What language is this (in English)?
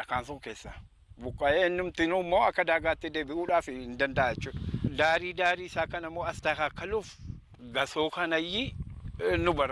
Indonesian